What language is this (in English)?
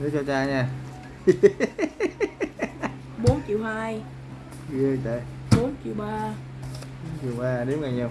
Vietnamese